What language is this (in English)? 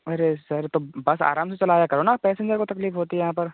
Hindi